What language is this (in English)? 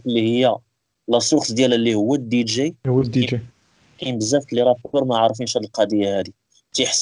Arabic